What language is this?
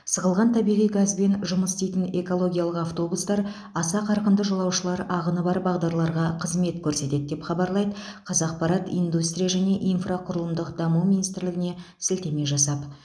Kazakh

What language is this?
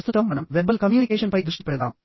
Telugu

